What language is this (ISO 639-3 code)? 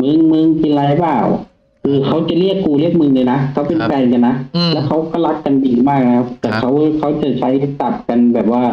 tha